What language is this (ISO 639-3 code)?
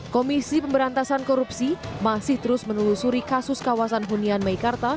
ind